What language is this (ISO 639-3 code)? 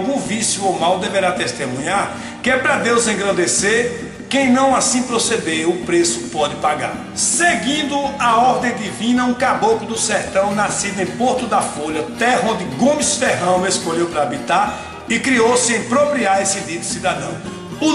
por